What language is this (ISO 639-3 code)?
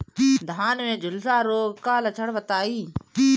bho